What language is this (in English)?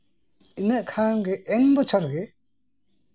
Santali